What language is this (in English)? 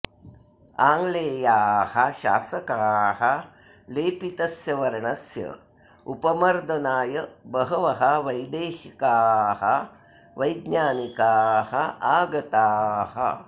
Sanskrit